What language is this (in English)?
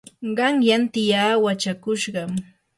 Yanahuanca Pasco Quechua